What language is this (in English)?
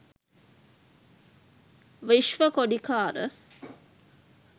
Sinhala